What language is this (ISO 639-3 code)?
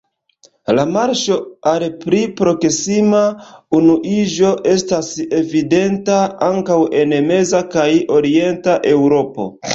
epo